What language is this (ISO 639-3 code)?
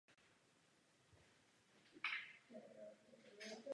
ces